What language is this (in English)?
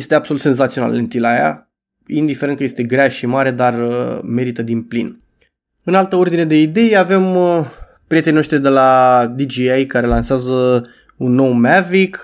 Romanian